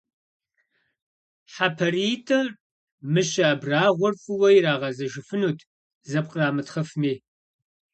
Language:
Kabardian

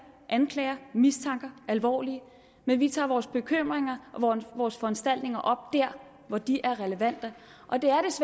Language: Danish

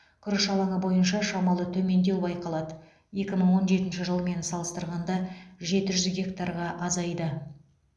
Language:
Kazakh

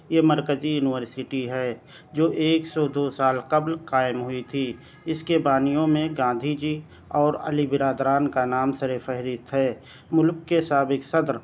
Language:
Urdu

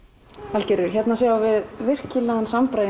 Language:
Icelandic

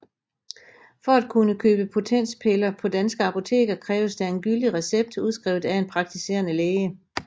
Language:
Danish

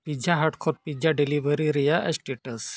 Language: Santali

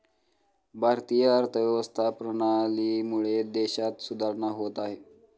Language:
Marathi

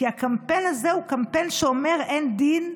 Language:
Hebrew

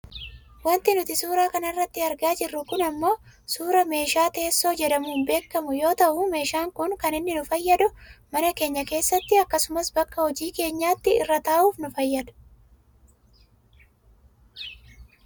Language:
Oromo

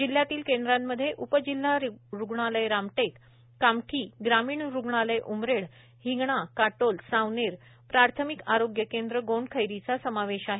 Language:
Marathi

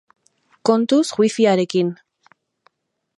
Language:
Basque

